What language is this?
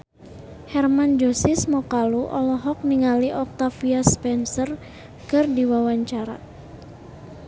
Sundanese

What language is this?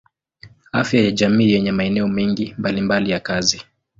Swahili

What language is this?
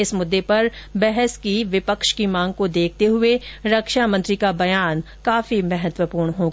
Hindi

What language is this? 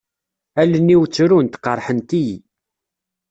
Kabyle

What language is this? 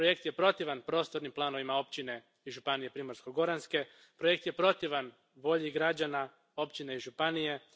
Croatian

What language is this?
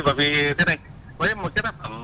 Vietnamese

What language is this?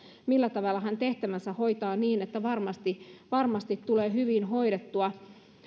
Finnish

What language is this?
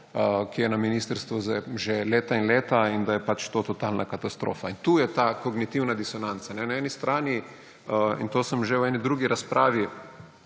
Slovenian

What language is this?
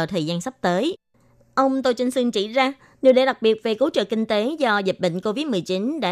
Vietnamese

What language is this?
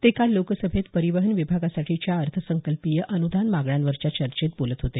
Marathi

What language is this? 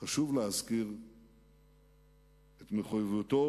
Hebrew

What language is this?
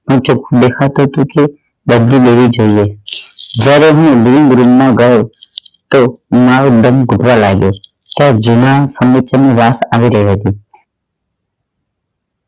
Gujarati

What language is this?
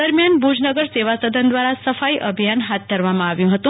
Gujarati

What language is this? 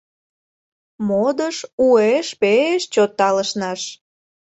Mari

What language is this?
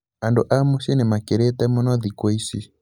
Kikuyu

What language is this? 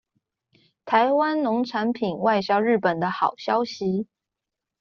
Chinese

